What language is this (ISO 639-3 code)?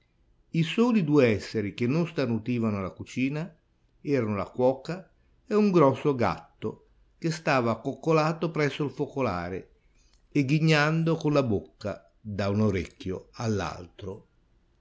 ita